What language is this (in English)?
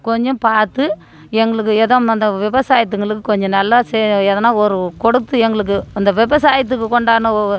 Tamil